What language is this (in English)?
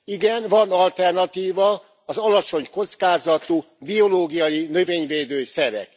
Hungarian